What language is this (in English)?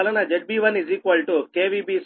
Telugu